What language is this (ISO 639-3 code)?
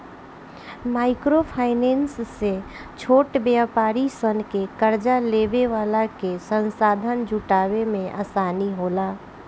bho